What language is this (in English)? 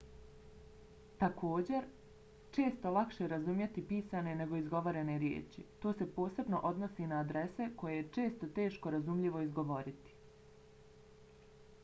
Bosnian